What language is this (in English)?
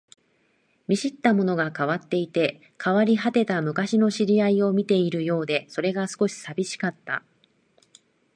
Japanese